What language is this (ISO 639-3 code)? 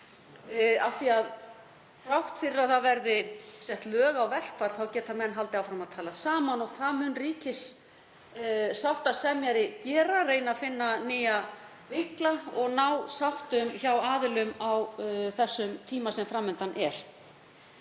isl